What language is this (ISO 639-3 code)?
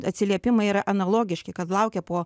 lit